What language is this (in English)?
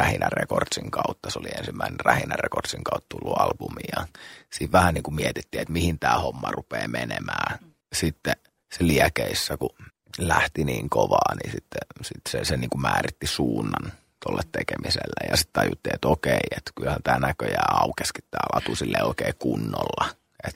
Finnish